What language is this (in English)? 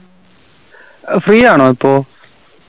Malayalam